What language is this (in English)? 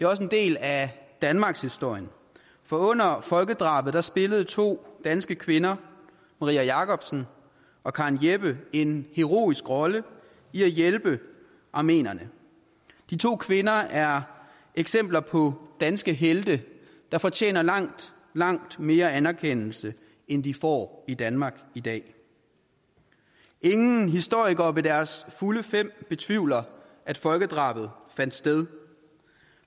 Danish